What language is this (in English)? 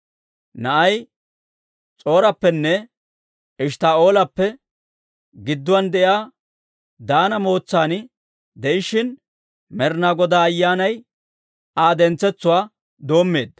Dawro